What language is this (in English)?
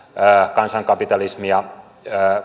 Finnish